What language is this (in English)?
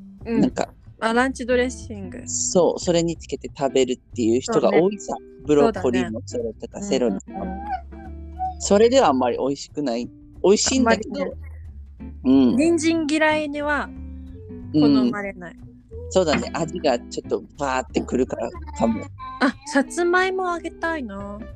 Japanese